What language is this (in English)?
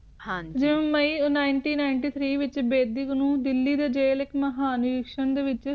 Punjabi